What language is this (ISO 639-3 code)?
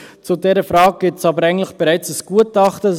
gsw